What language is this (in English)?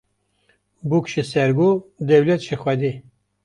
Kurdish